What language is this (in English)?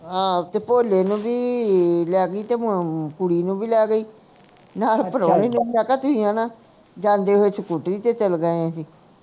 Punjabi